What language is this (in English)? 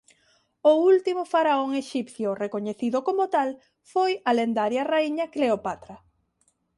Galician